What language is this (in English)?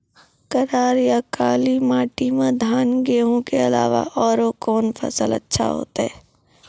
Maithili